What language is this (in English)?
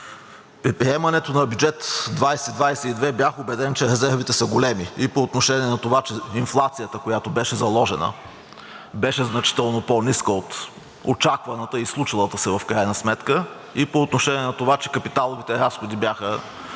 Bulgarian